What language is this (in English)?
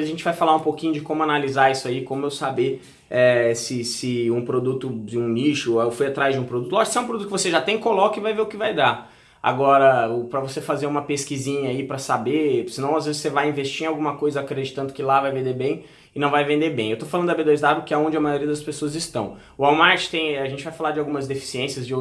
Portuguese